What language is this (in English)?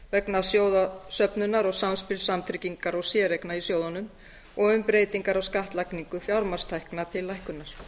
Icelandic